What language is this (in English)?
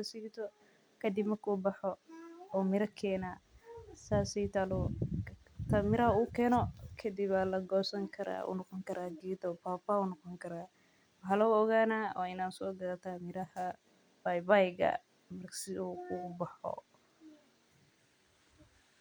Somali